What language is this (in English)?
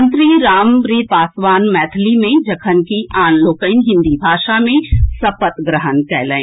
Maithili